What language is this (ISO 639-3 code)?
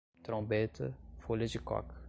por